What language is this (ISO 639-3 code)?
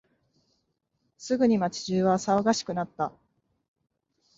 jpn